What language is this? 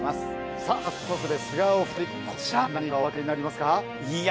Japanese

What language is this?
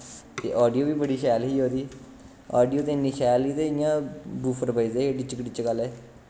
Dogri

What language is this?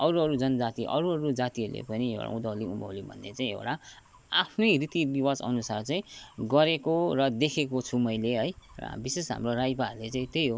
Nepali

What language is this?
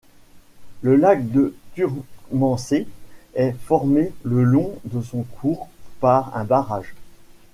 French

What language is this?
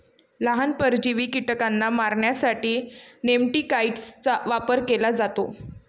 Marathi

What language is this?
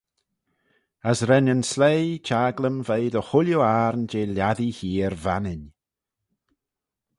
Manx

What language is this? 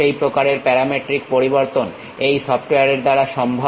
Bangla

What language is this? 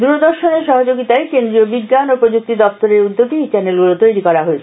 Bangla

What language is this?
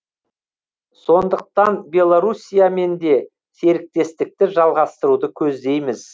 Kazakh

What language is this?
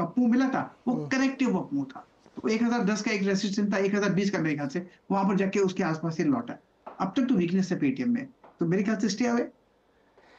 Hindi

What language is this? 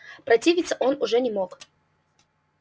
Russian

